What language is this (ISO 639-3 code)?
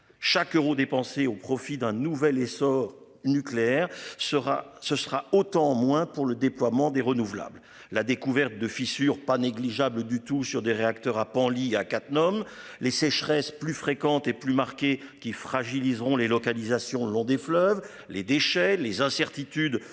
fra